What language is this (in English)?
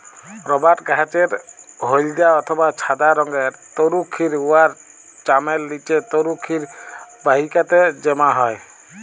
Bangla